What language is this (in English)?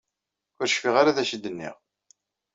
Kabyle